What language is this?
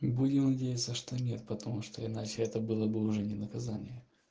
Russian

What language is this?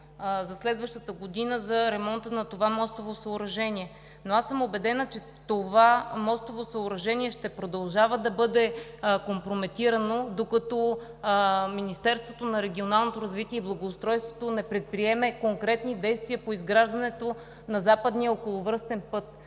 Bulgarian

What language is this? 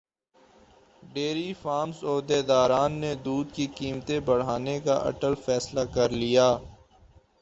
Urdu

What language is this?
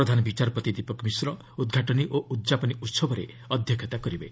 Odia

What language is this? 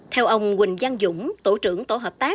Vietnamese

